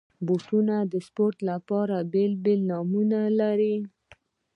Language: Pashto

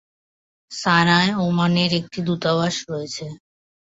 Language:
Bangla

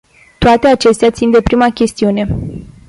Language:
Romanian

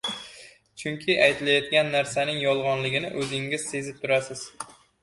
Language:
Uzbek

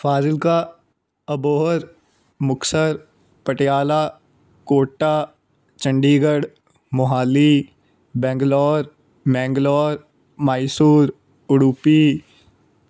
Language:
Punjabi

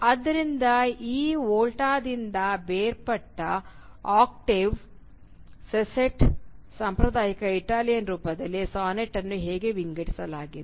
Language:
Kannada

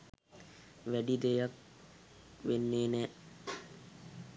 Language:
Sinhala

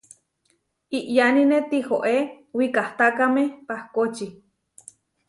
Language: Huarijio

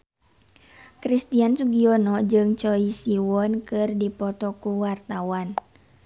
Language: Sundanese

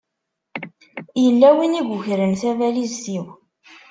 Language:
Kabyle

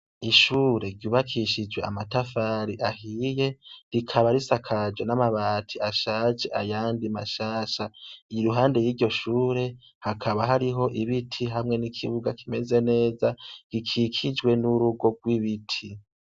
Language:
Rundi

